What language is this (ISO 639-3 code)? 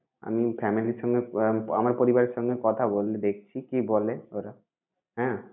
ben